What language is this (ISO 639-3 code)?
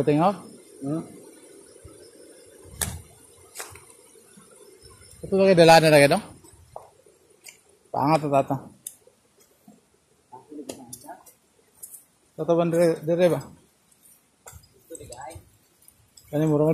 fil